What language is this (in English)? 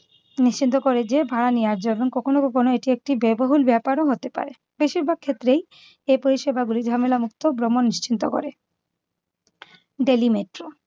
Bangla